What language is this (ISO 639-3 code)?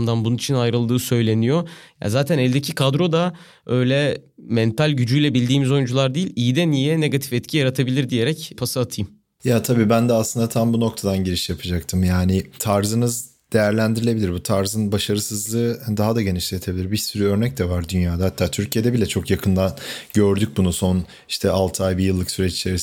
tur